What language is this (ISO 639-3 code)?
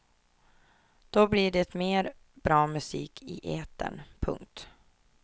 swe